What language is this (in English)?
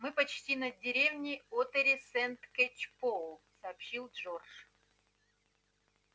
Russian